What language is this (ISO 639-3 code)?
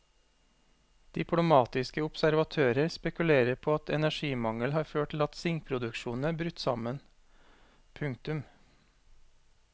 nor